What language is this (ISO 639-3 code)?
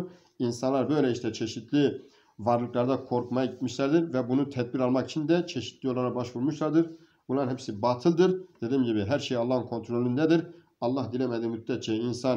tur